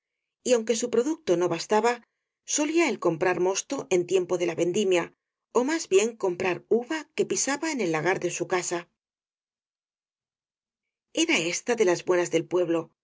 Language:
Spanish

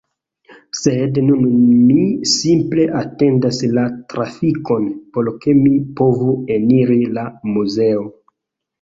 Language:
Esperanto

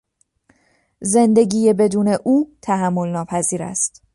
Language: Persian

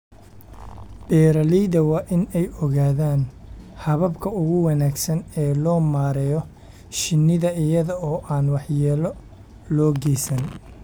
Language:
Somali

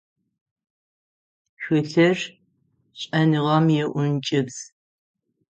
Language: Adyghe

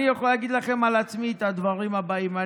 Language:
Hebrew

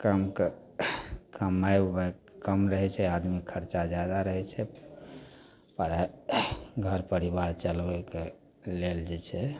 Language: Maithili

